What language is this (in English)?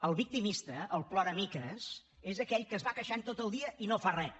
Catalan